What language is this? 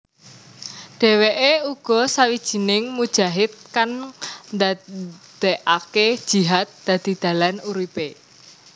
Javanese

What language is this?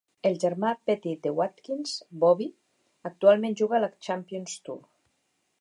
Catalan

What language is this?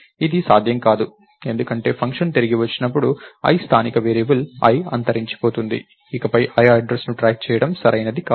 Telugu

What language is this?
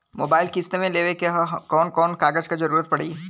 Bhojpuri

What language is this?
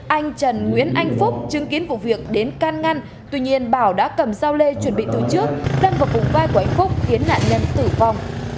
Vietnamese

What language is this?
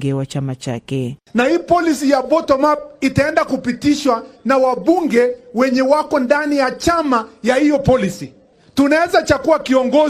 Swahili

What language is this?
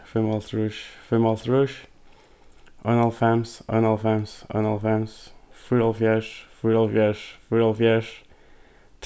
Faroese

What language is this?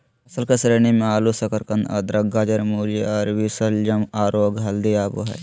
Magahi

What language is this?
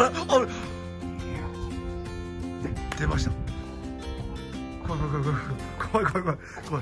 Japanese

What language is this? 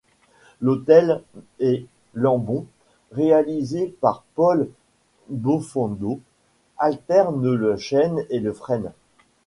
French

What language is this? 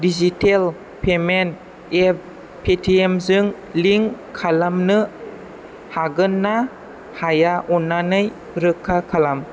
Bodo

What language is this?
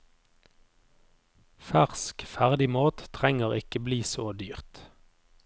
Norwegian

